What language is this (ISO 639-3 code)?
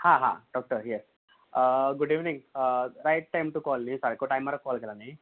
kok